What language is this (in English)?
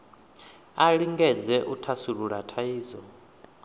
Venda